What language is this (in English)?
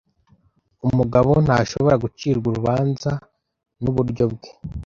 Kinyarwanda